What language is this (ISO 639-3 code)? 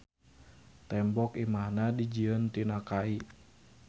sun